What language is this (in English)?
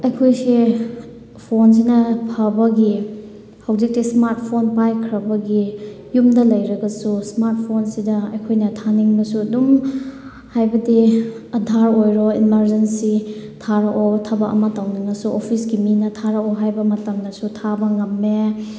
Manipuri